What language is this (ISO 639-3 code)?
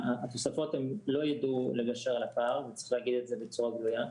heb